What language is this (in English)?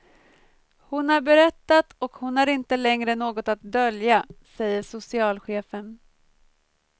Swedish